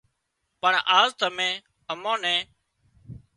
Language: Wadiyara Koli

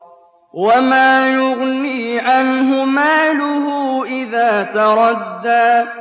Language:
Arabic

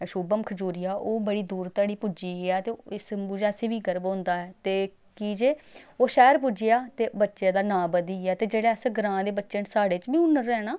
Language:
Dogri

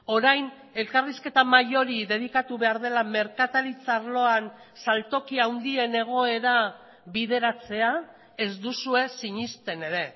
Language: Basque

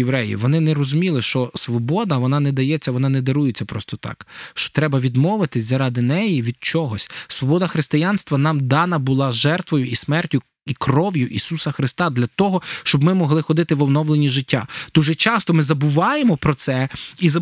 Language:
Ukrainian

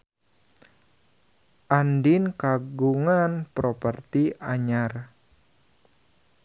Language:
Sundanese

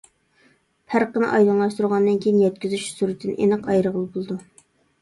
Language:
Uyghur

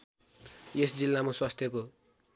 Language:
Nepali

